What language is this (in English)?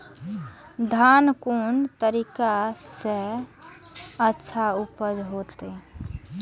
Maithili